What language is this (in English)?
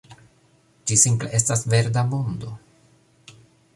Esperanto